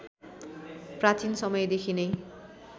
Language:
Nepali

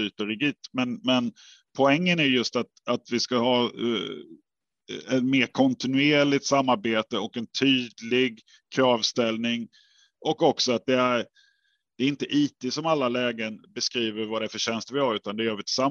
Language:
Swedish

